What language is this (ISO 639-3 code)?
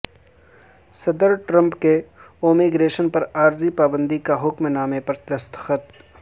urd